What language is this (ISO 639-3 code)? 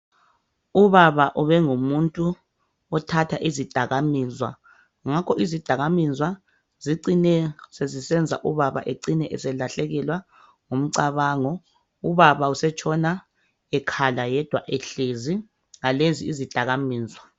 nde